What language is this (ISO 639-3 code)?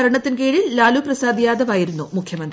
mal